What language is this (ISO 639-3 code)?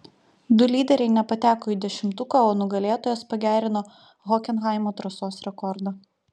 lit